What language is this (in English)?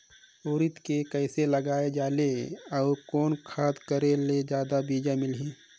Chhattisgarhi